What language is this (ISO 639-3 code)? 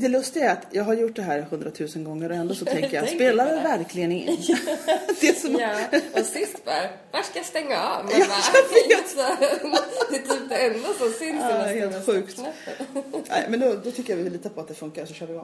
swe